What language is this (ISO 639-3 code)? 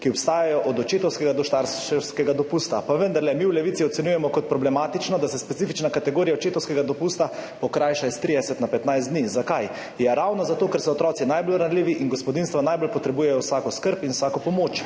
slv